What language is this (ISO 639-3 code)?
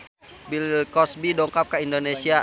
sun